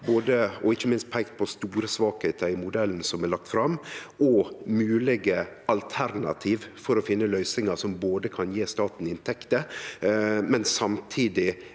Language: Norwegian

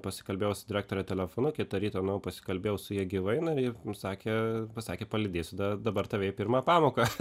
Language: Lithuanian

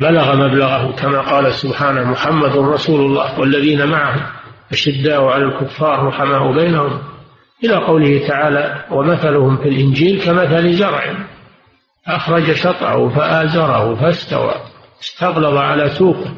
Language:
Arabic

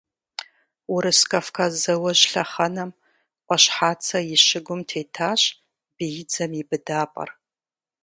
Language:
Kabardian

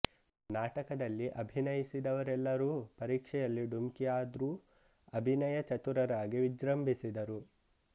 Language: Kannada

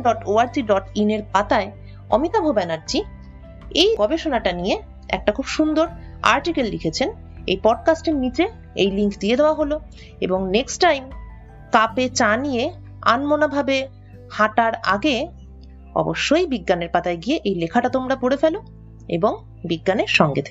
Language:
Bangla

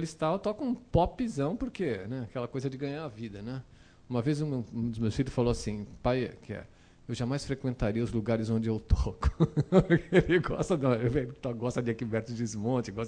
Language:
Portuguese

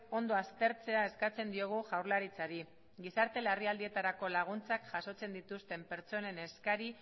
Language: Basque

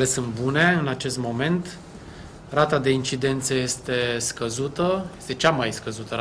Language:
Romanian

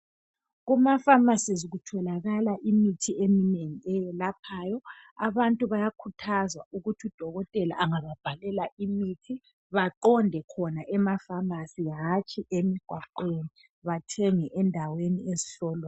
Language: North Ndebele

